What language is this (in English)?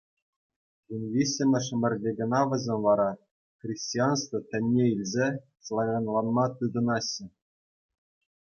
Chuvash